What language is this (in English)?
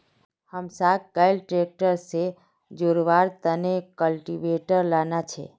Magahi